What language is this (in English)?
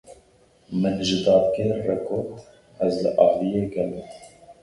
Kurdish